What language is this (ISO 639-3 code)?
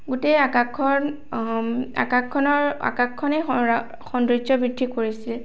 asm